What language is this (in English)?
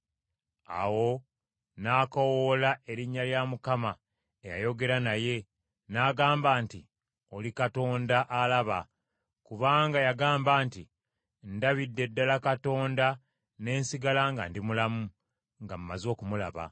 Ganda